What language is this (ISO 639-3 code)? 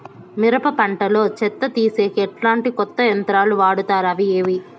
tel